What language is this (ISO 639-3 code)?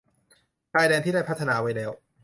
tha